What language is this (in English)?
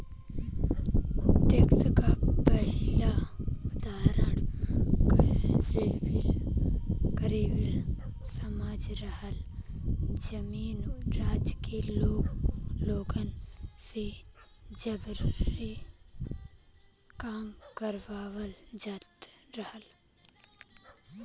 Bhojpuri